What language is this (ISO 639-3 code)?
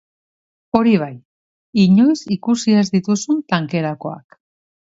eus